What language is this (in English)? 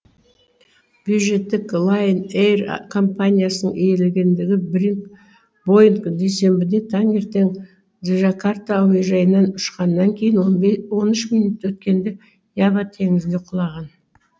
Kazakh